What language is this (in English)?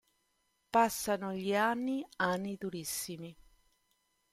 Italian